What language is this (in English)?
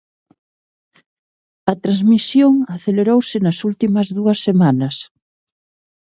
Galician